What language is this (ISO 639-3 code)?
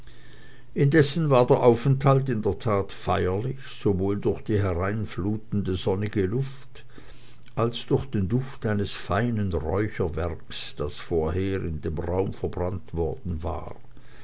deu